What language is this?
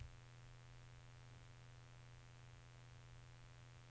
Norwegian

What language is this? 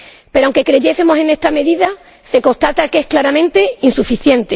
Spanish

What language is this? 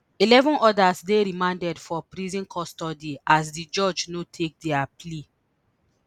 Nigerian Pidgin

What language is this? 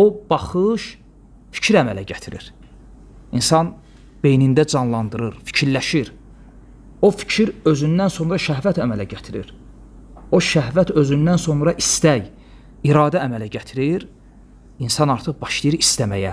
Turkish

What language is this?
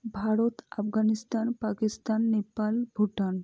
Bangla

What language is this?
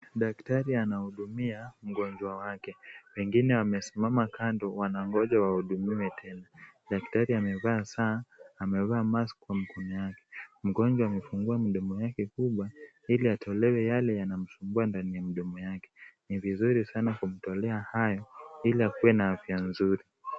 Swahili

